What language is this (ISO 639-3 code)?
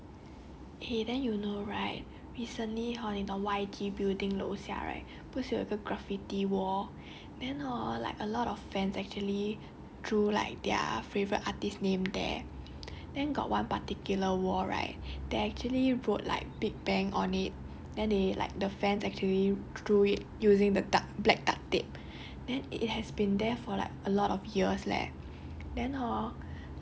eng